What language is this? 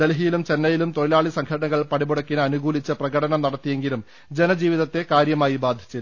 Malayalam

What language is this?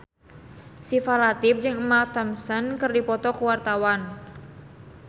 Sundanese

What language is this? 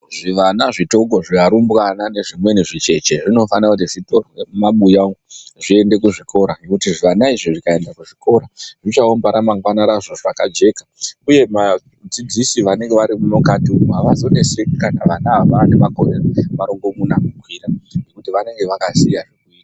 Ndau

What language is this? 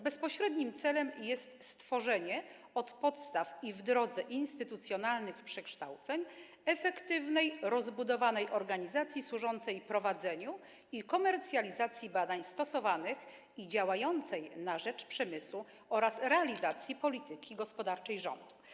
Polish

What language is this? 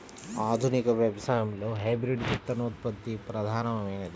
Telugu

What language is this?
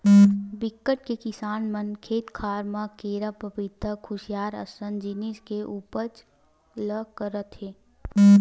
Chhattisgarhi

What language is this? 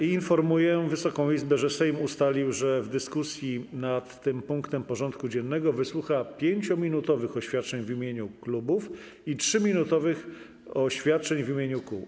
Polish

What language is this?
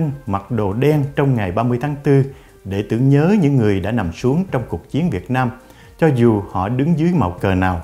Vietnamese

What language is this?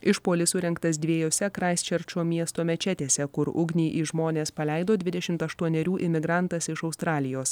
Lithuanian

